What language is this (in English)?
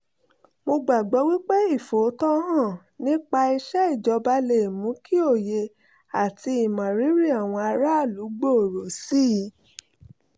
Yoruba